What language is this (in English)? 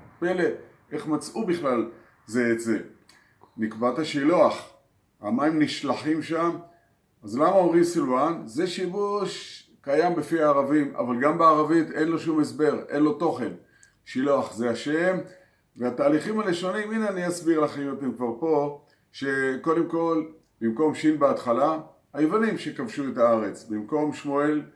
Hebrew